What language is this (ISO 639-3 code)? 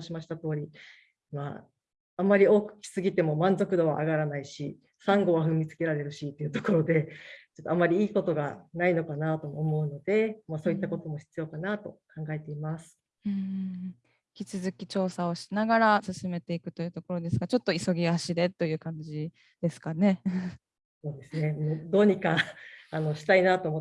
jpn